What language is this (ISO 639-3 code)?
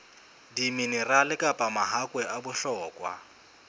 sot